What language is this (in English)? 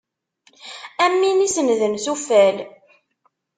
Kabyle